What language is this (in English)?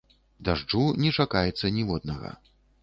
Belarusian